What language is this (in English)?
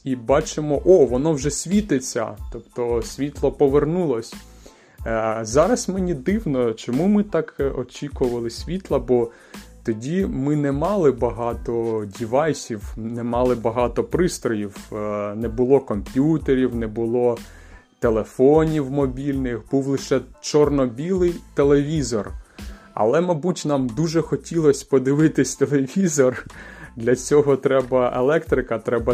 Ukrainian